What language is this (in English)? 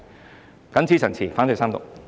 Cantonese